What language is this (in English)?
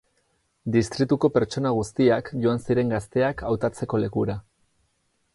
Basque